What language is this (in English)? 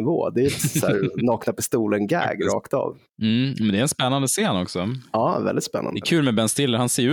Swedish